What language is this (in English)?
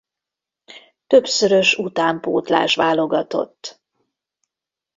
Hungarian